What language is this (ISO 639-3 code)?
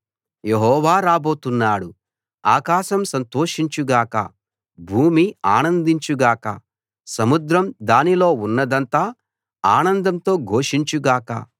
tel